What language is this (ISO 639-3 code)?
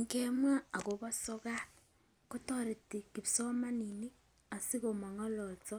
kln